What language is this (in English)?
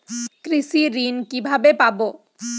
Bangla